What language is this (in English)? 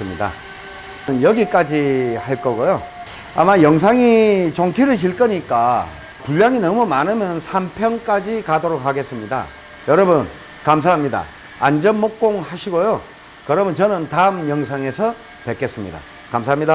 Korean